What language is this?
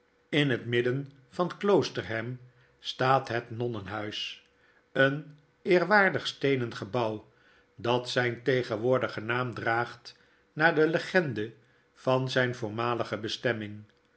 Dutch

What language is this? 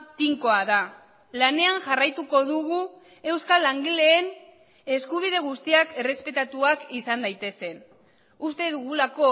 Basque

